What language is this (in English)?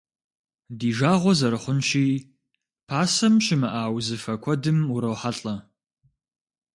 Kabardian